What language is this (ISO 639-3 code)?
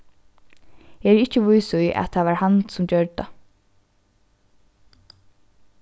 fao